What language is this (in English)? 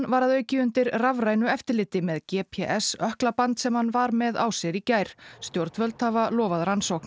Icelandic